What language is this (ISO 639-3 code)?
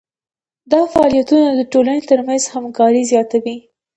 pus